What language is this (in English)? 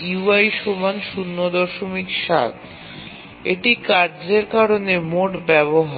Bangla